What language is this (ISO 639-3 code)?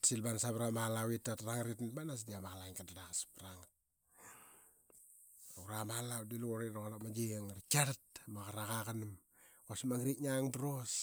byx